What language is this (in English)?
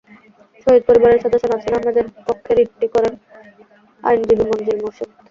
Bangla